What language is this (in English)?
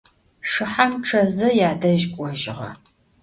Adyghe